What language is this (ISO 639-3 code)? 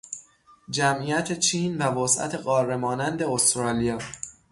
fas